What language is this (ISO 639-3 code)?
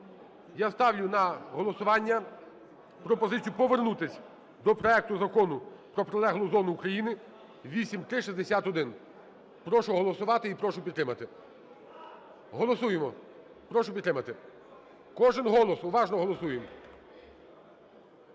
ukr